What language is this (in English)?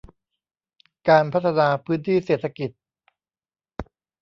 Thai